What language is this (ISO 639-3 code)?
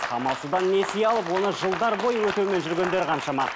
kaz